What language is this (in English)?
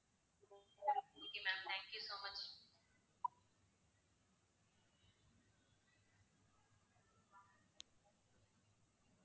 Tamil